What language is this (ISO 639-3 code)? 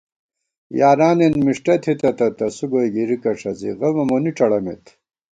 gwt